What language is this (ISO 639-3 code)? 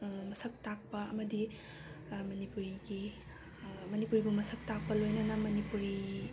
mni